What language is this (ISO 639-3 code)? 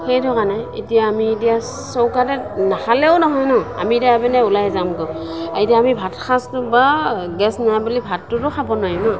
asm